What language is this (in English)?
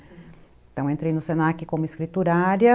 Portuguese